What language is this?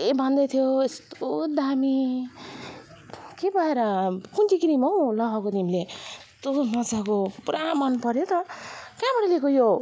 Nepali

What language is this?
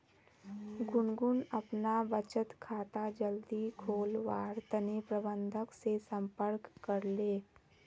Magahi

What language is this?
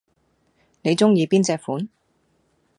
Cantonese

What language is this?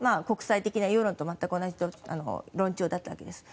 Japanese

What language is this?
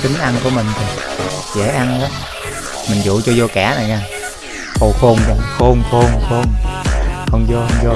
Vietnamese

